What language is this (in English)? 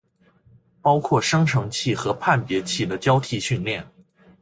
Chinese